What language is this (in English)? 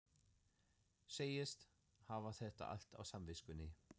Icelandic